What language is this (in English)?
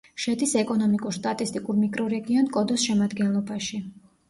Georgian